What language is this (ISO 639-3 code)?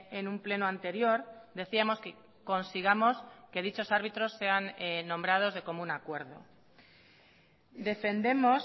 spa